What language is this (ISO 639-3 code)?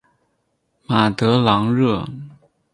zho